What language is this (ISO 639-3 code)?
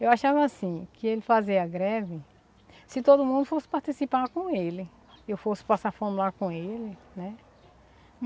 por